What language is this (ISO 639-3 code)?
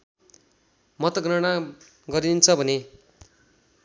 nep